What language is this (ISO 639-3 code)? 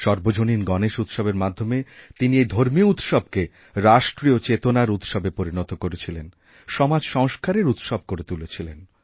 ben